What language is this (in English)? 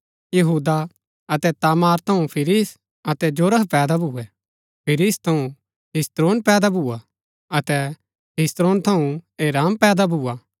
Gaddi